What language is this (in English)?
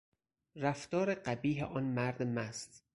Persian